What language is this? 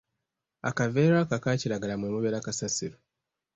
Ganda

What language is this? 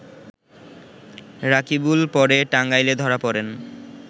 Bangla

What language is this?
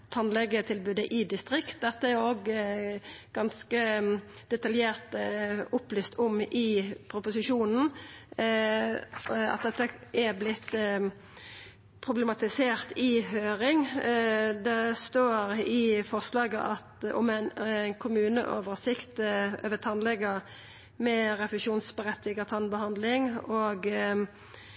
Norwegian Nynorsk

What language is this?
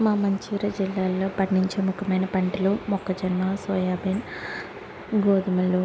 Telugu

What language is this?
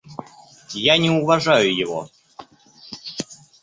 Russian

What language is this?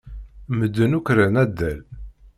Kabyle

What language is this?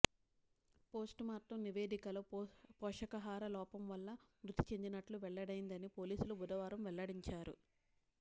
Telugu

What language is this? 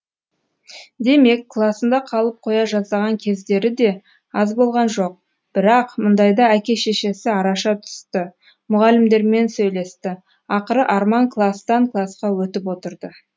Kazakh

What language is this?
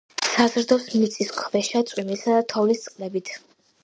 Georgian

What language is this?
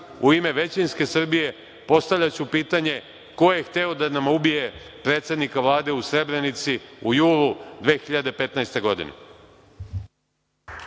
Serbian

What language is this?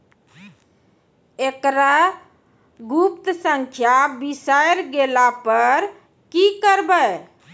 Maithili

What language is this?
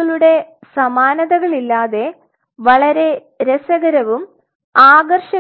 Malayalam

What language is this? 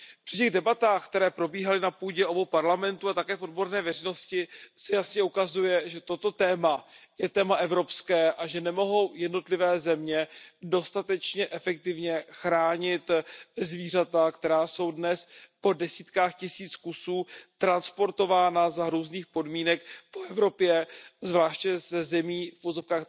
Czech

